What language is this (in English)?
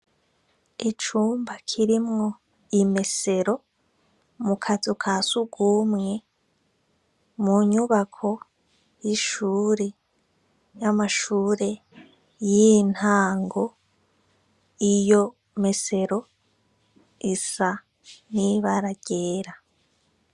Rundi